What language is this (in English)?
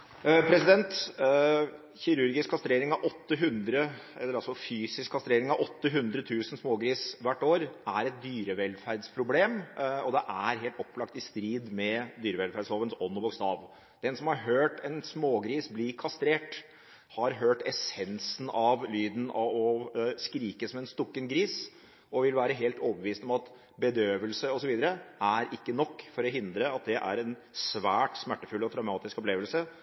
Norwegian Bokmål